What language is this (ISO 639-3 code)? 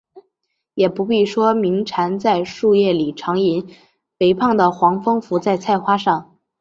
zho